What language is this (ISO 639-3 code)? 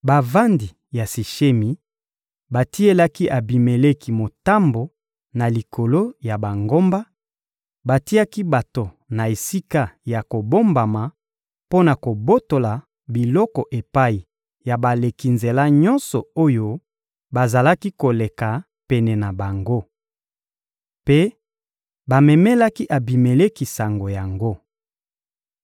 lin